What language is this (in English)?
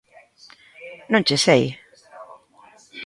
Galician